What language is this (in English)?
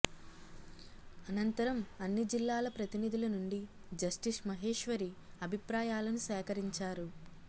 Telugu